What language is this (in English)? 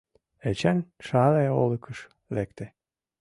Mari